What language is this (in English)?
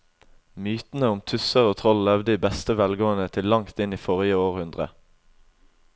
Norwegian